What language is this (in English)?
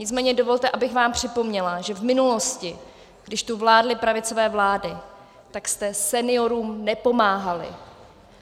Czech